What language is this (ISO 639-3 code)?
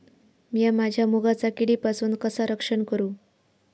mar